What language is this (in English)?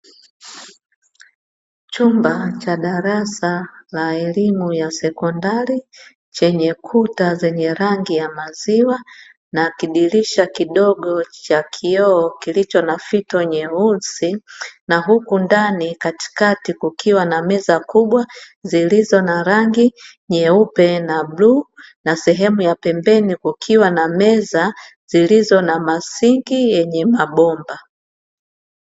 Swahili